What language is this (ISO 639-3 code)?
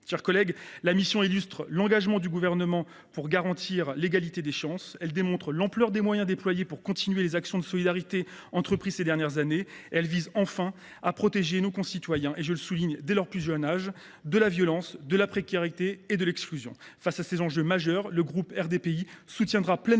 fra